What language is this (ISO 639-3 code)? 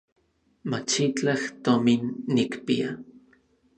nlv